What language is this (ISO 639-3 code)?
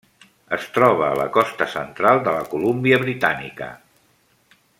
cat